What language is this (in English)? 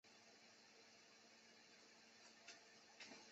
Chinese